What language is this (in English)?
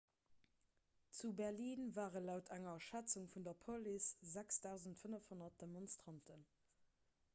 Luxembourgish